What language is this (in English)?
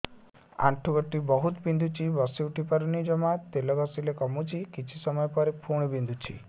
Odia